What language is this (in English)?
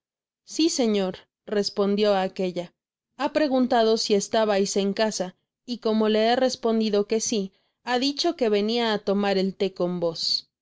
Spanish